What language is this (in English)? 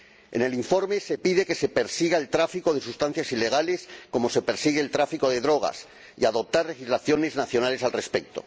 Spanish